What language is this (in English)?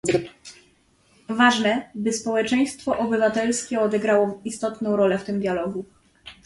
Polish